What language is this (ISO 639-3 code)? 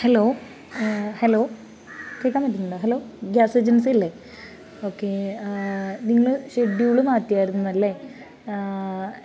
mal